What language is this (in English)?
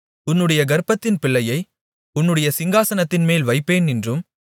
Tamil